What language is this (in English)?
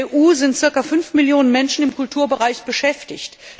German